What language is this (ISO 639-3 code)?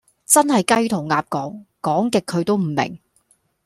yue